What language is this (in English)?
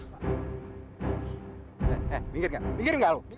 Indonesian